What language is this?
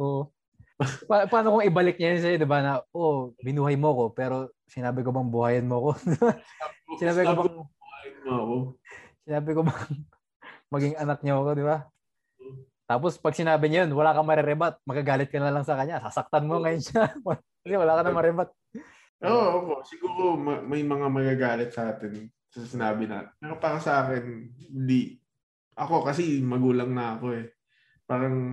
Filipino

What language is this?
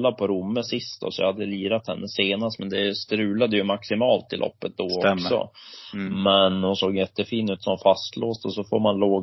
Swedish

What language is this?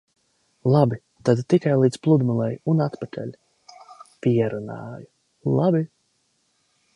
Latvian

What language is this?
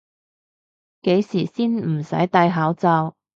Cantonese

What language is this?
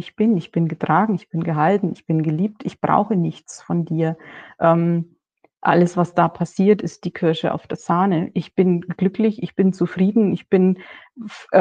German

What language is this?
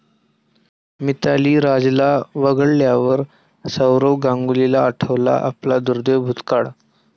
Marathi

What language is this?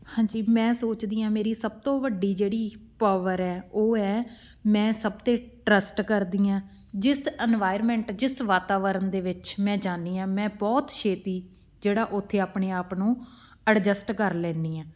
Punjabi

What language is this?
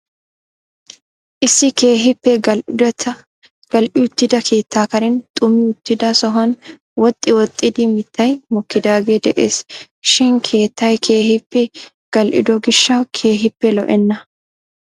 Wolaytta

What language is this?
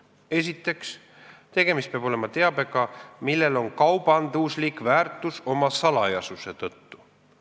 Estonian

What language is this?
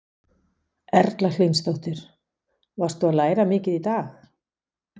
Icelandic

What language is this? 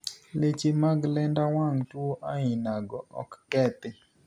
Luo (Kenya and Tanzania)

